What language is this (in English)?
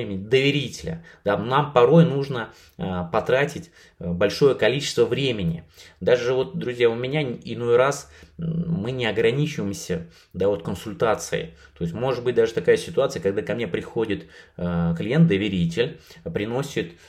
Russian